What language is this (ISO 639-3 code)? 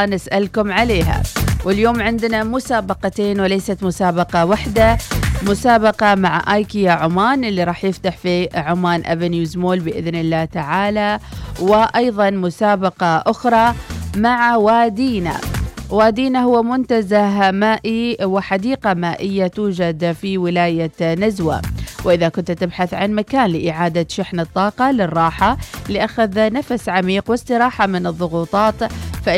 ara